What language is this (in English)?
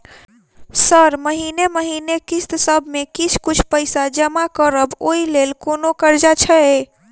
Maithili